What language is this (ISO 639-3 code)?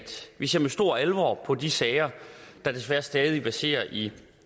dan